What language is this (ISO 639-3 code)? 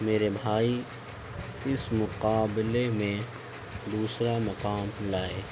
urd